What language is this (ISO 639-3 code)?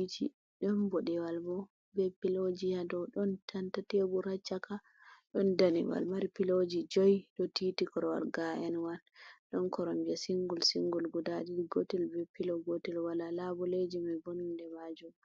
ful